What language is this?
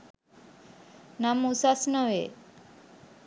Sinhala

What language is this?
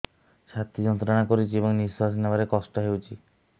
Odia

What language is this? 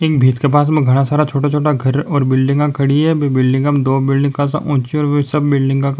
Rajasthani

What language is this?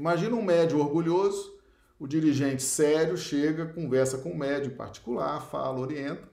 Portuguese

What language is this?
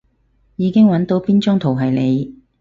Cantonese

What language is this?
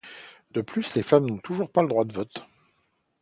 French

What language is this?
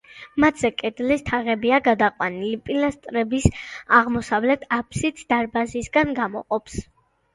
Georgian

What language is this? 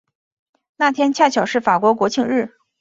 Chinese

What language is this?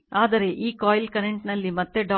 Kannada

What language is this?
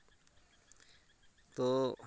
Santali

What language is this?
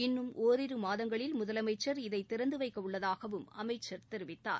Tamil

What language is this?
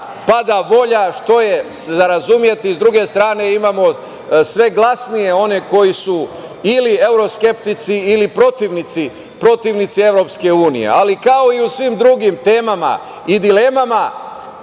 Serbian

